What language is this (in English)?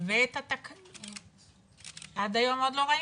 Hebrew